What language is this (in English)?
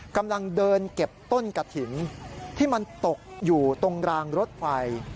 Thai